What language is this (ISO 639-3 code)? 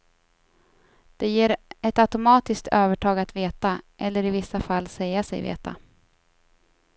swe